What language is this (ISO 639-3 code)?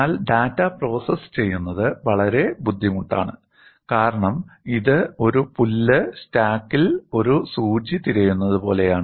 mal